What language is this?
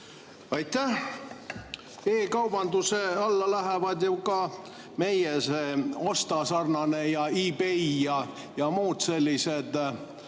Estonian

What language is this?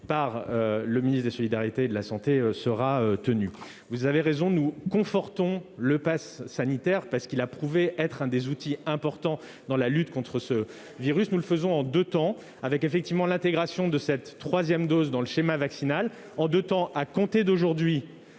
French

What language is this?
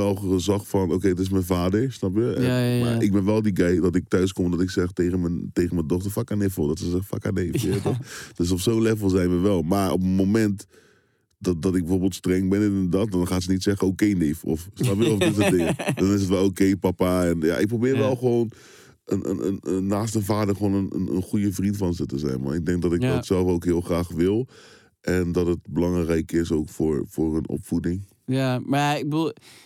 Dutch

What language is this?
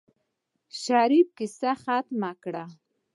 Pashto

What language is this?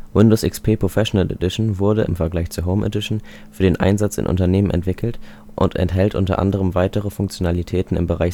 German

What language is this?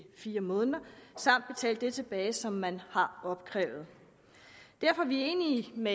Danish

